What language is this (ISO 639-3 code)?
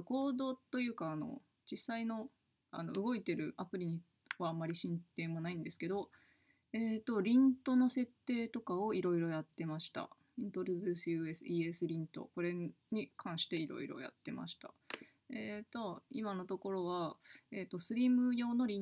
jpn